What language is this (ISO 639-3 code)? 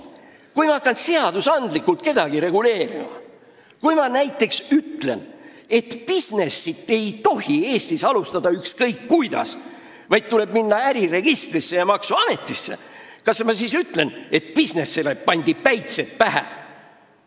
est